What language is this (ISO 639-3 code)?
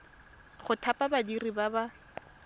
tsn